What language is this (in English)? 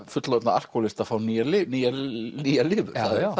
Icelandic